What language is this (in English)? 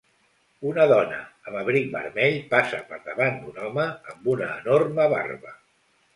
Catalan